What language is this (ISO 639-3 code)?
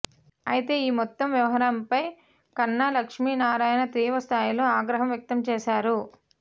tel